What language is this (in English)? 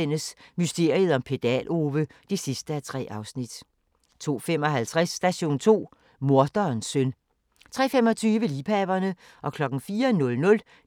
Danish